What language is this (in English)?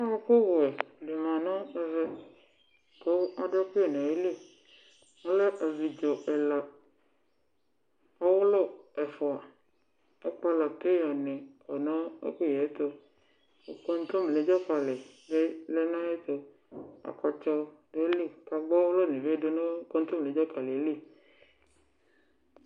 Ikposo